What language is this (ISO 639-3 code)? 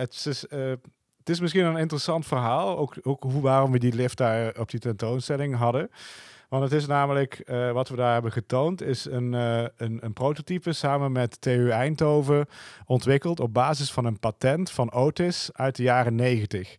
nld